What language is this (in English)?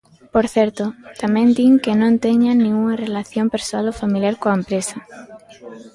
Galician